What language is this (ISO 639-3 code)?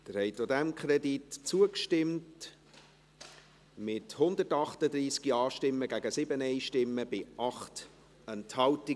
gsw